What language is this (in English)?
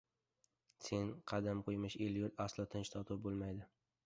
Uzbek